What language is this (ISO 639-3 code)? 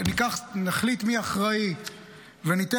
heb